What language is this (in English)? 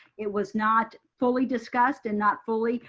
English